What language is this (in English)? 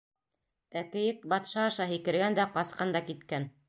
Bashkir